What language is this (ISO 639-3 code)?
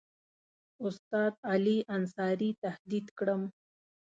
pus